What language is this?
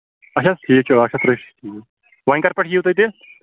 Kashmiri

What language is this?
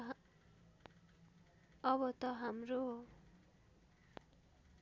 Nepali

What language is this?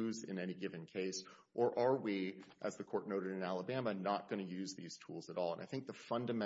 English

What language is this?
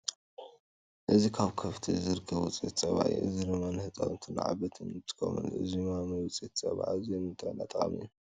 Tigrinya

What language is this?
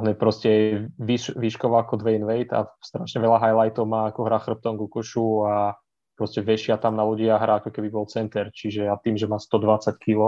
Slovak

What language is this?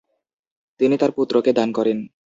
Bangla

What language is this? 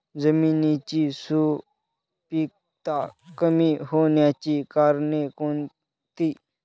Marathi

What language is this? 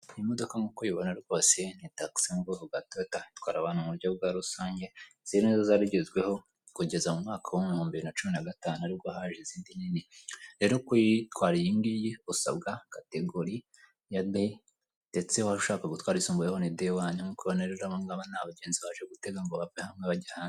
Kinyarwanda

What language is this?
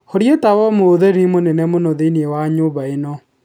Kikuyu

